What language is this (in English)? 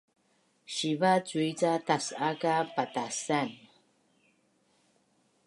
Bunun